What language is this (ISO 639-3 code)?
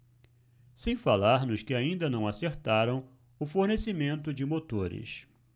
por